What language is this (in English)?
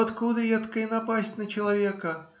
Russian